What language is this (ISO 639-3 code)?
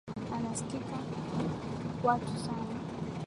swa